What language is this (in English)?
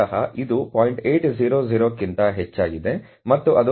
Kannada